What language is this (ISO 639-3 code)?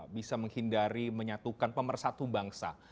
ind